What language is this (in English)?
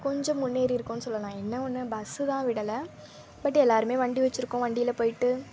Tamil